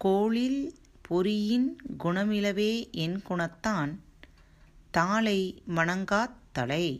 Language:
Tamil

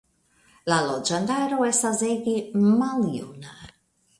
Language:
Esperanto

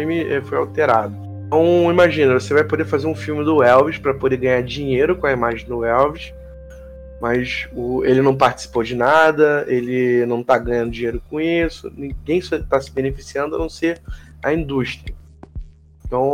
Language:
Portuguese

